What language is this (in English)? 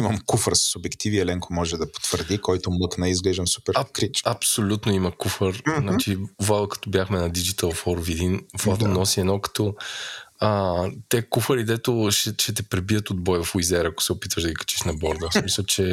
Bulgarian